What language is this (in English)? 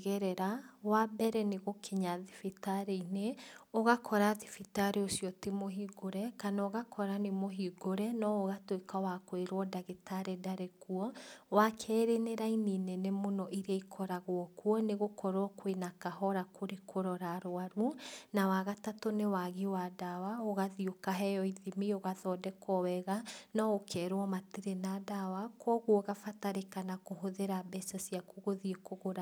Kikuyu